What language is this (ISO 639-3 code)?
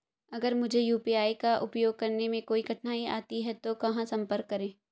hin